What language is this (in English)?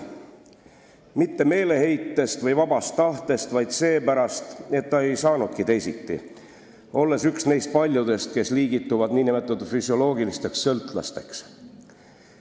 Estonian